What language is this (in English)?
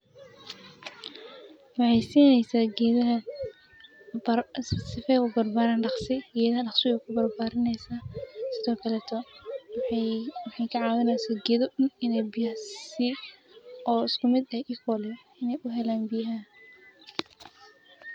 Somali